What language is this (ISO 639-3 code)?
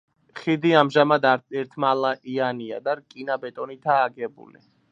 kat